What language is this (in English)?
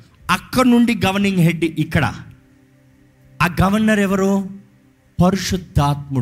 Telugu